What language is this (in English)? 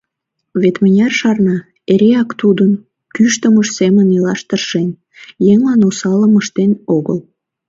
Mari